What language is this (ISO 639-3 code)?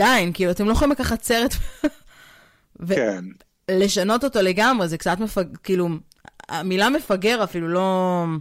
heb